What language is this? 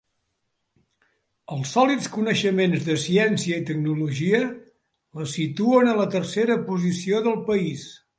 Catalan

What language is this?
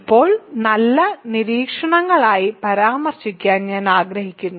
Malayalam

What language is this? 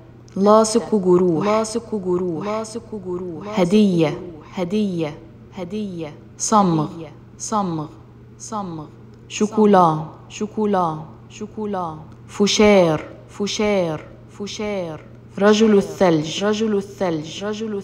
Arabic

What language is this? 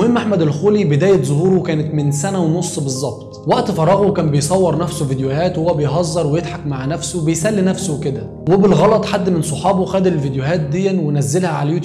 Arabic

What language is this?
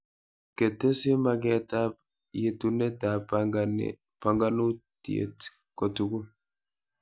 Kalenjin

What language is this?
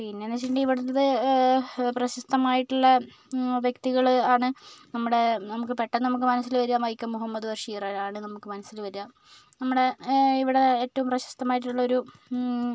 Malayalam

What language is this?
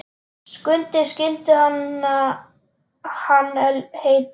Icelandic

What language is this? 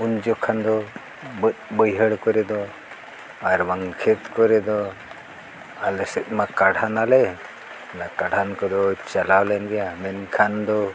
Santali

